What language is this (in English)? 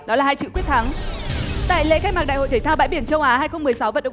Vietnamese